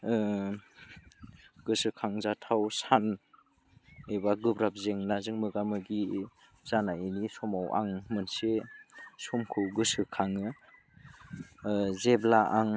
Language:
Bodo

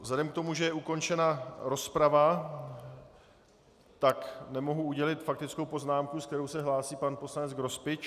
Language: Czech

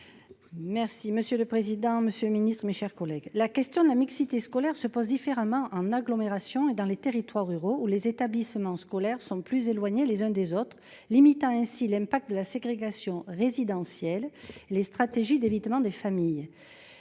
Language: French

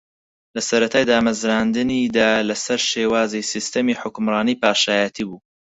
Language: Central Kurdish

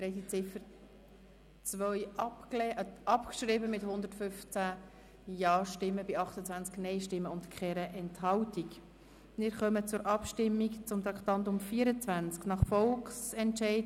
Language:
Swiss German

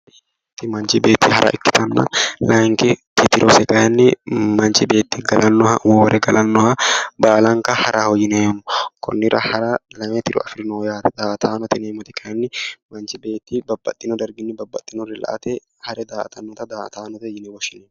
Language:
Sidamo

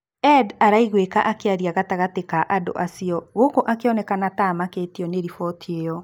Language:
Kikuyu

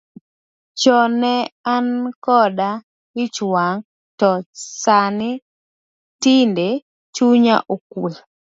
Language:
Luo (Kenya and Tanzania)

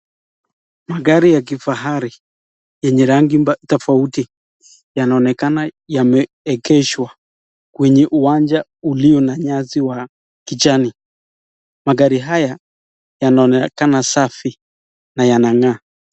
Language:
Swahili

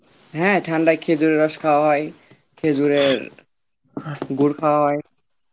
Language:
Bangla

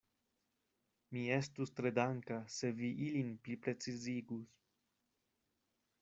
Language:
Esperanto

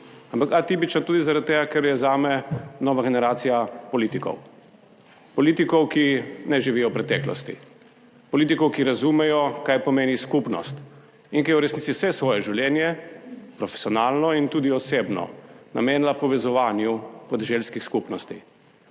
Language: Slovenian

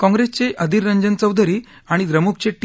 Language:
Marathi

